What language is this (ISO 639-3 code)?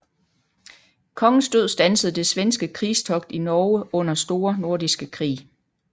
dan